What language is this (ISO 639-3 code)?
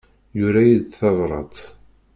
kab